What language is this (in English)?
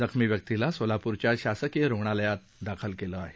Marathi